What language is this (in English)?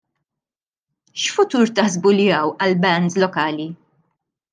Maltese